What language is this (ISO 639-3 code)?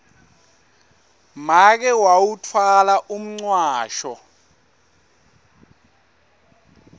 ssw